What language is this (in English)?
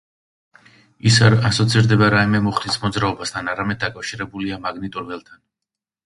Georgian